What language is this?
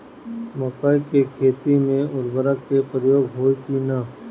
Bhojpuri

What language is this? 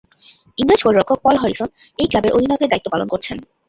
Bangla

